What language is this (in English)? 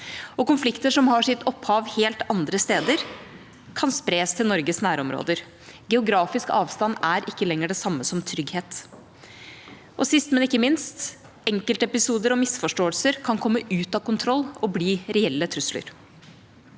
Norwegian